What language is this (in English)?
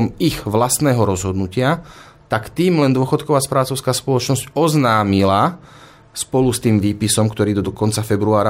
Slovak